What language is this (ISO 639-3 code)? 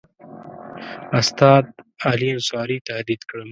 pus